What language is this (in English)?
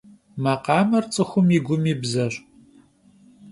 Kabardian